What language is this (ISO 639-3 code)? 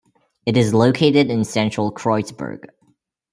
eng